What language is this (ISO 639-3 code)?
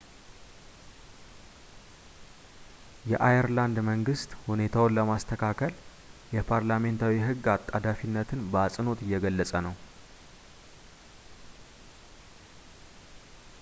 amh